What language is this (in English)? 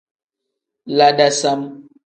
Tem